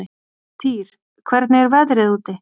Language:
Icelandic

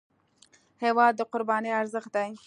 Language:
Pashto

